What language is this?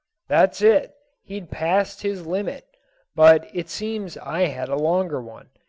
English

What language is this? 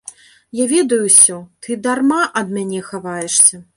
Belarusian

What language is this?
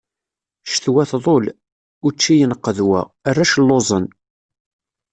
Kabyle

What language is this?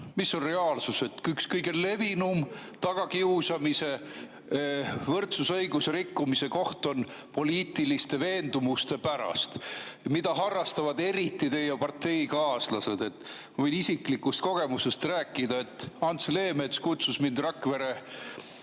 Estonian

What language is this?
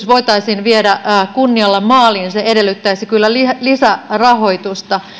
Finnish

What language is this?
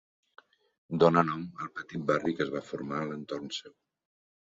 Catalan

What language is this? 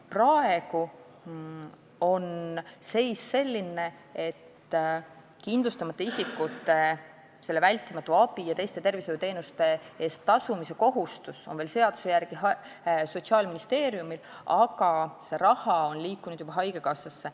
Estonian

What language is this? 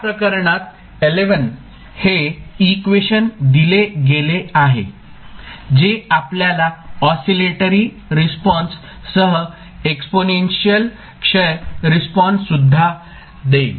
Marathi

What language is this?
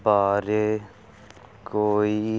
Punjabi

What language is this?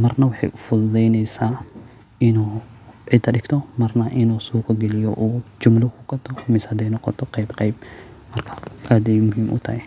Somali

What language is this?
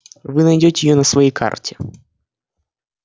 Russian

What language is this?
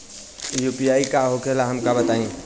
Bhojpuri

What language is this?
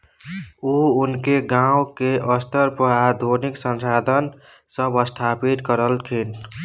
Maithili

